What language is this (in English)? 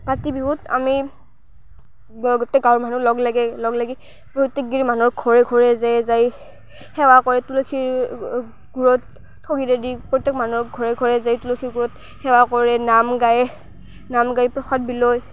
Assamese